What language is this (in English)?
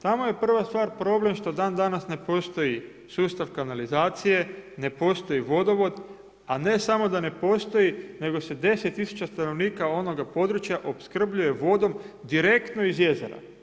Croatian